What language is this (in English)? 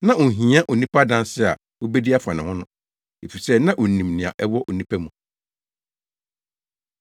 Akan